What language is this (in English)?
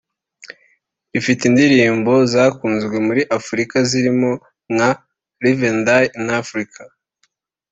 Kinyarwanda